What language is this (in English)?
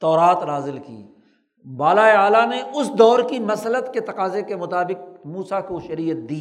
Urdu